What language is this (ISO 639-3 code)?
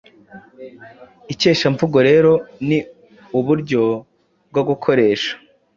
kin